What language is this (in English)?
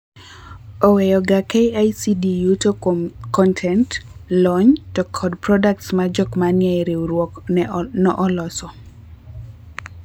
Luo (Kenya and Tanzania)